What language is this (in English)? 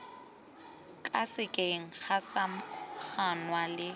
Tswana